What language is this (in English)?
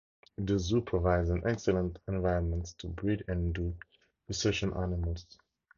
English